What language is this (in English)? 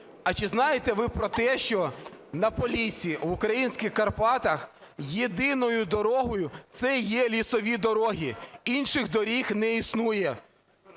Ukrainian